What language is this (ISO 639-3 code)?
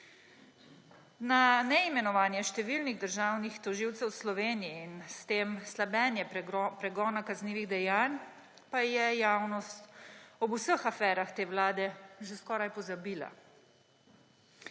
slv